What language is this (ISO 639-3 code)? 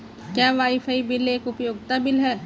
hin